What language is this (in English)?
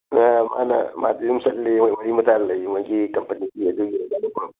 Manipuri